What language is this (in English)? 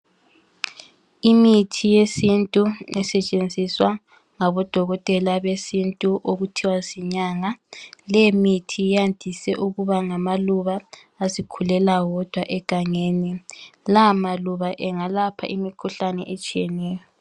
North Ndebele